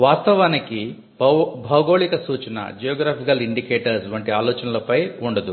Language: Telugu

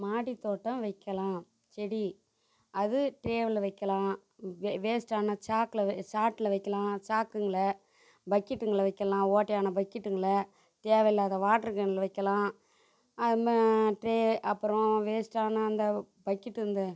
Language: Tamil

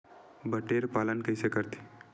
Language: Chhattisgarhi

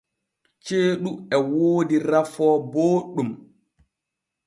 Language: Borgu Fulfulde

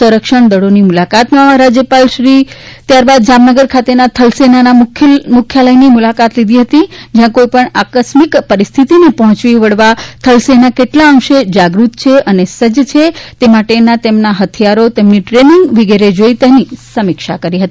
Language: Gujarati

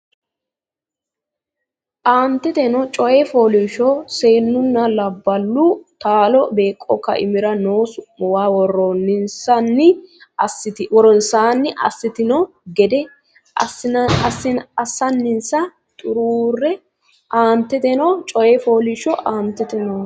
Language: Sidamo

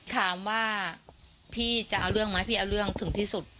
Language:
Thai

